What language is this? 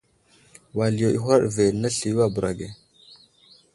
Wuzlam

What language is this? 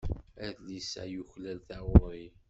Kabyle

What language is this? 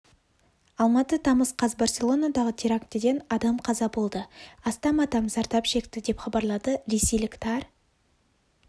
Kazakh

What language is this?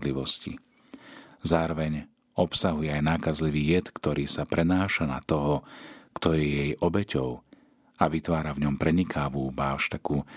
Slovak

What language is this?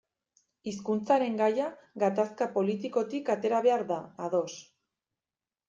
Basque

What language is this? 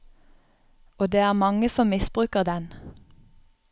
Norwegian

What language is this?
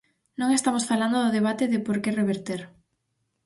Galician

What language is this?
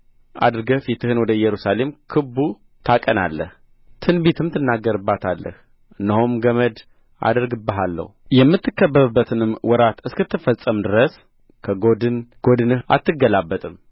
Amharic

